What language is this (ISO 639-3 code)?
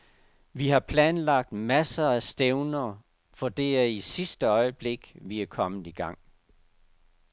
dan